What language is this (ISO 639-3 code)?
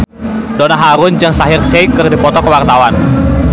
sun